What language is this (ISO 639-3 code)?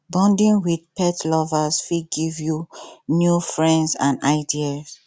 pcm